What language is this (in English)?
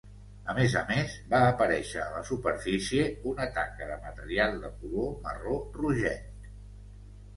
Catalan